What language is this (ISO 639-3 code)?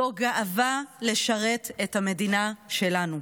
heb